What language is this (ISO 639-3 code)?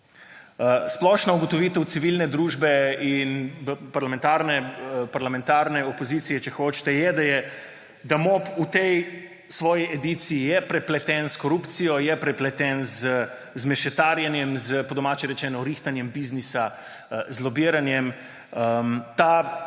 slv